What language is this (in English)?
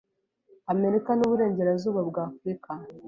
Kinyarwanda